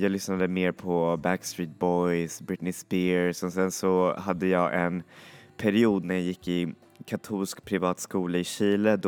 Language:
Swedish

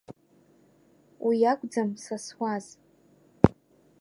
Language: Abkhazian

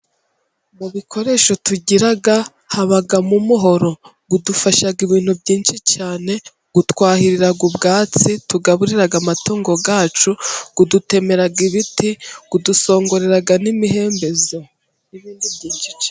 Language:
Kinyarwanda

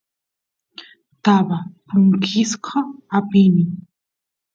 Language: Santiago del Estero Quichua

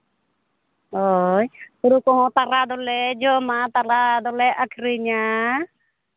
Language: Santali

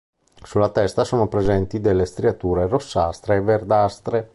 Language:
Italian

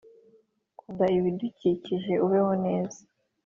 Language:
Kinyarwanda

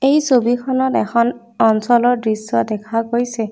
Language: Assamese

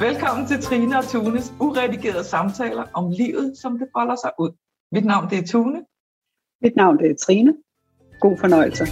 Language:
Danish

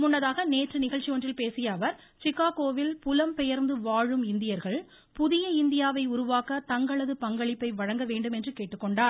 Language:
Tamil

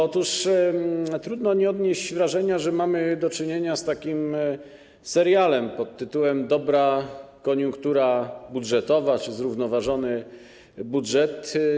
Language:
Polish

